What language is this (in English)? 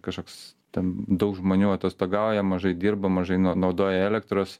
Lithuanian